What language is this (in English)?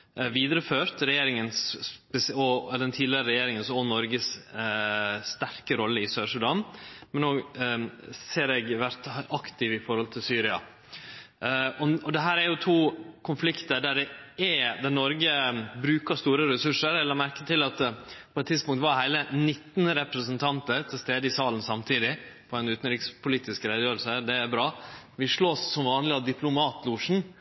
Norwegian Nynorsk